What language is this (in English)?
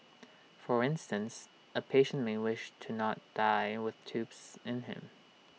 English